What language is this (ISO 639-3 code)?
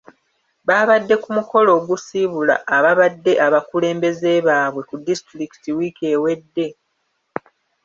lug